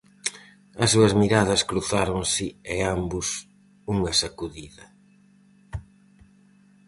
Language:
Galician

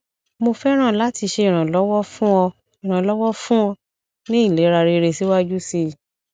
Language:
Yoruba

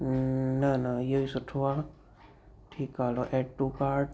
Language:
Sindhi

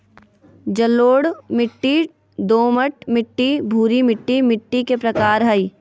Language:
Magahi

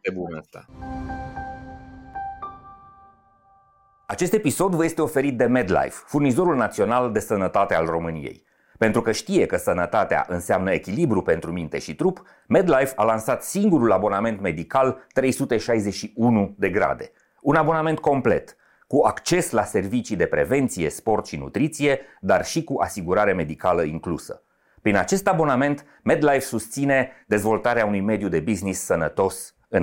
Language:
Romanian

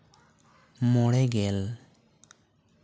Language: Santali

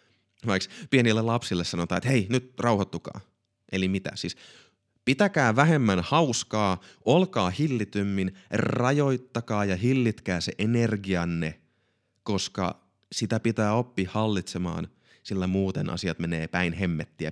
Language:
Finnish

